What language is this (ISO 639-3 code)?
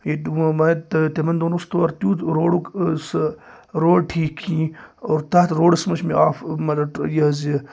kas